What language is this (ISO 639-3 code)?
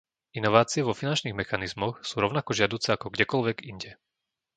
slk